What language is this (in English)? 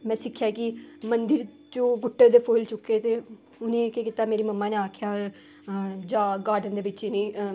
Dogri